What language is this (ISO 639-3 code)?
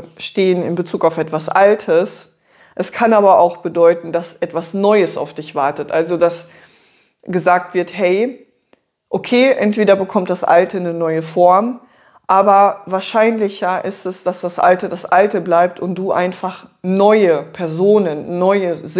deu